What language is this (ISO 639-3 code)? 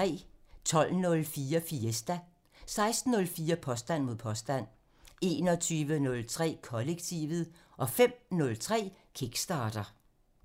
dan